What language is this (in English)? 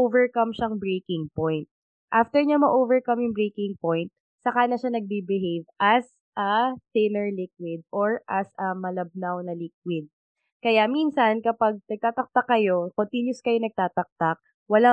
Filipino